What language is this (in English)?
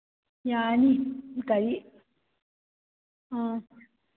Manipuri